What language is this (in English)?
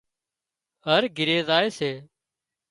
Wadiyara Koli